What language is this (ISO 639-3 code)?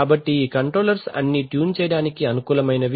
tel